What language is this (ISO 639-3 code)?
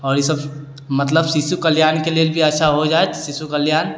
mai